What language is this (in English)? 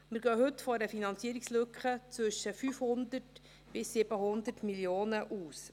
Swiss German